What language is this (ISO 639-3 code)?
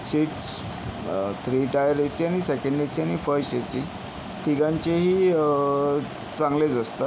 mar